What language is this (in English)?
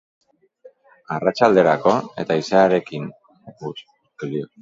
Basque